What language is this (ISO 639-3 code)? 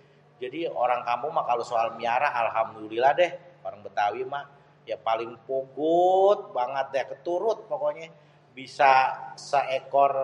bew